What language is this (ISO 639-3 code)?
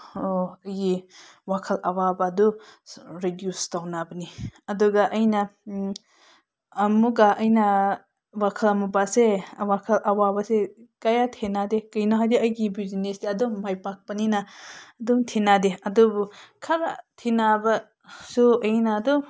mni